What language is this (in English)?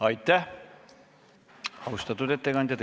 Estonian